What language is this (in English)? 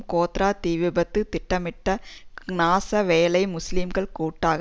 Tamil